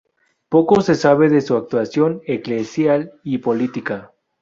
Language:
Spanish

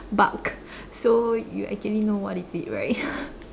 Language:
English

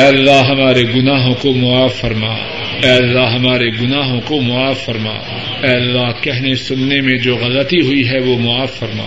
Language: Urdu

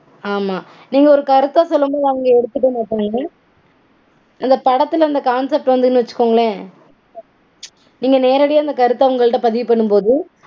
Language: Tamil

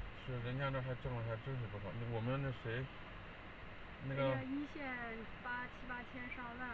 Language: Chinese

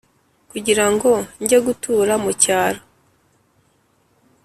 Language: Kinyarwanda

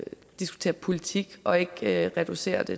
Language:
Danish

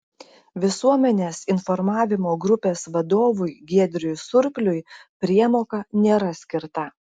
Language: Lithuanian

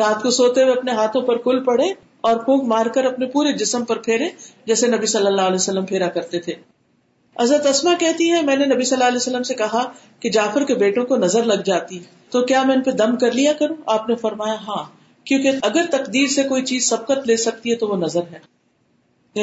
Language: Urdu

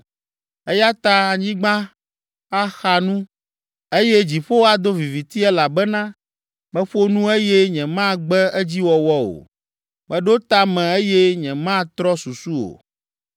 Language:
Ewe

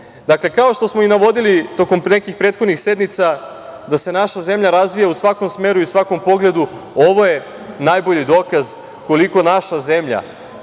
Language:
Serbian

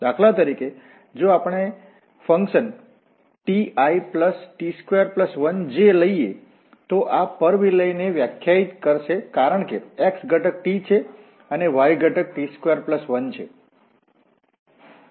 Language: Gujarati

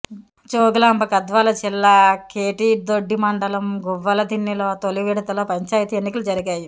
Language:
Telugu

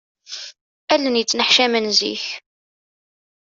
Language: Kabyle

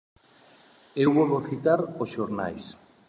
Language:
Galician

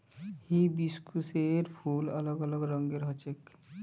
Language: Magahi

